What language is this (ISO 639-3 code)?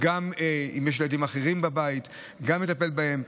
heb